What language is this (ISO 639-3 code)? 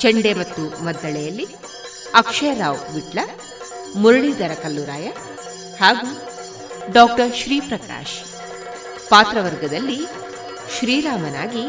kan